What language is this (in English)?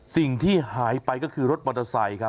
Thai